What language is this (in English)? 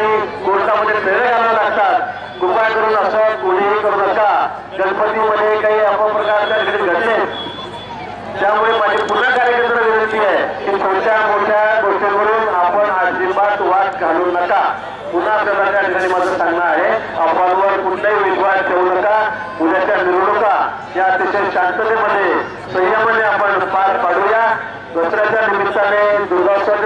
Arabic